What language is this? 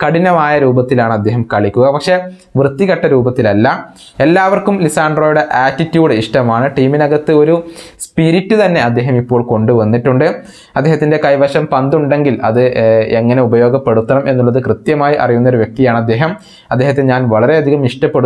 Romanian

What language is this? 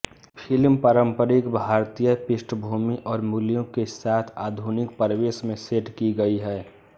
Hindi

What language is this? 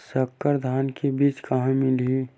Chhattisgarhi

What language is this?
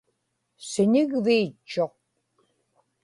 Inupiaq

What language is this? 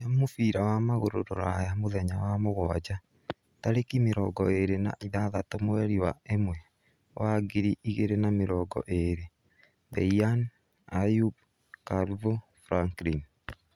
Kikuyu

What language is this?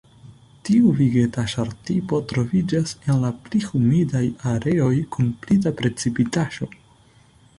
Esperanto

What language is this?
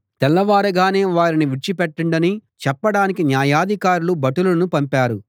Telugu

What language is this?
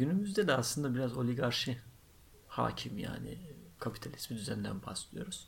Turkish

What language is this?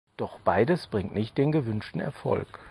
German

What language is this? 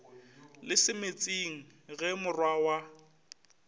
Northern Sotho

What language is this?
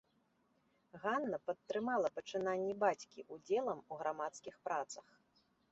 Belarusian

